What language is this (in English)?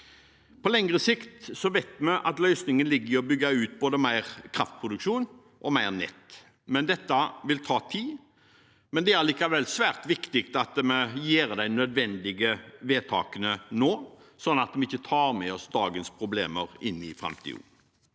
Norwegian